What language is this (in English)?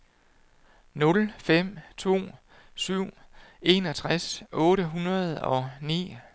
Danish